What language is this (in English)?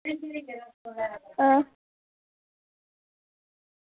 Dogri